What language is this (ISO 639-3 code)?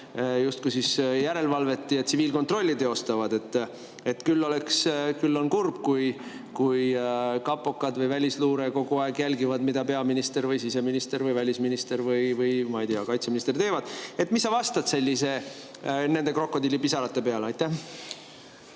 est